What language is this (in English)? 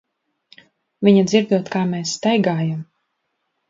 Latvian